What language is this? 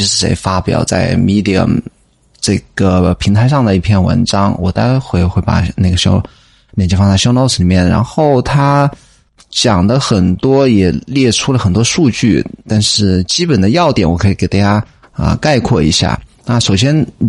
Chinese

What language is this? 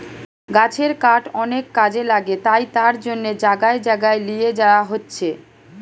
Bangla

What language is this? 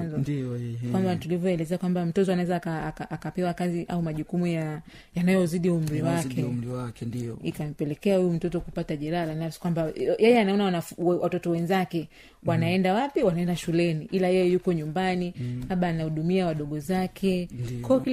Swahili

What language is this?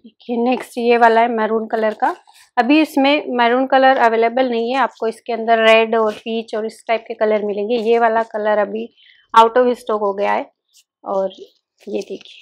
Hindi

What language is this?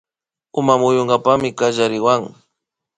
Imbabura Highland Quichua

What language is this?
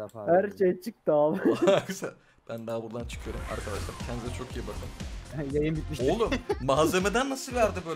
Turkish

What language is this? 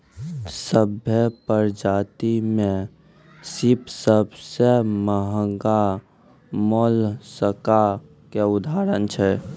Maithili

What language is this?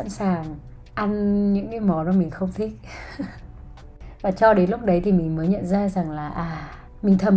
Vietnamese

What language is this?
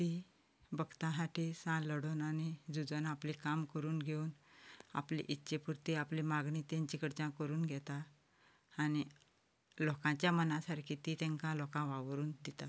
Konkani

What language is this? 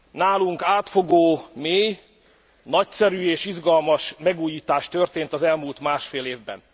Hungarian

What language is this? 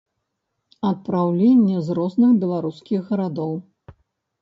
Belarusian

